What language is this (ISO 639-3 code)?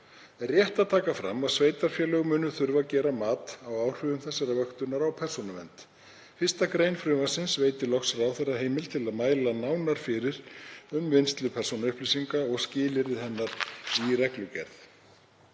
isl